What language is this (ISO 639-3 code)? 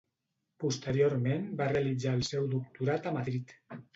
cat